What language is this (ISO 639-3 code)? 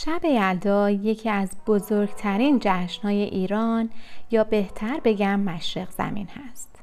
fas